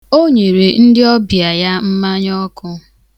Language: Igbo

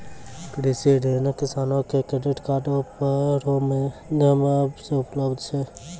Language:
Maithili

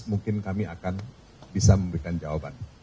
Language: Indonesian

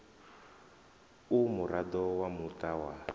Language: Venda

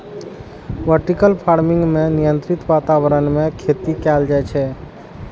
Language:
Maithili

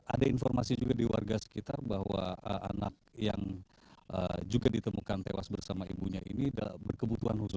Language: Indonesian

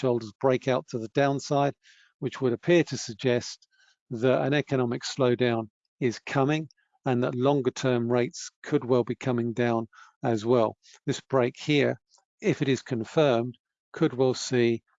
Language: English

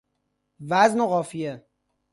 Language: Persian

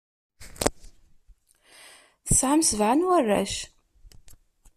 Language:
Kabyle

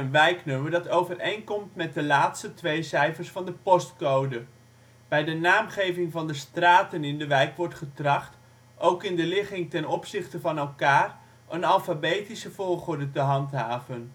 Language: Dutch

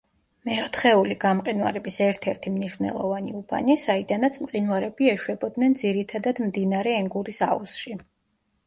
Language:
Georgian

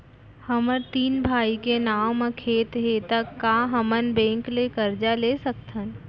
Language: Chhattisgarhi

